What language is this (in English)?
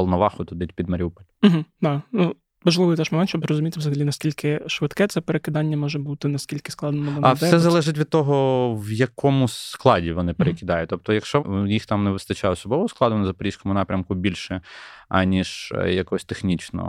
Ukrainian